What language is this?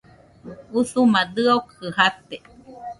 Nüpode Huitoto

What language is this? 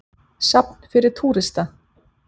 Icelandic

